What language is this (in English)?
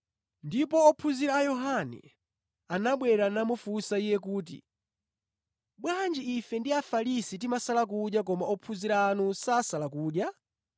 Nyanja